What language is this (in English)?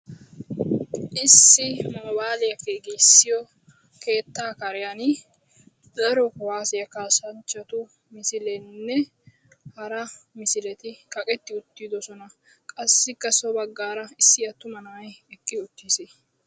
Wolaytta